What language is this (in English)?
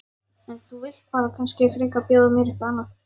Icelandic